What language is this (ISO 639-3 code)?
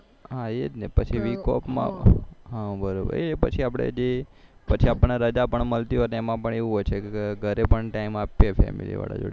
guj